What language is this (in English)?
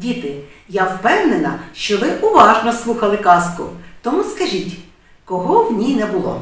Ukrainian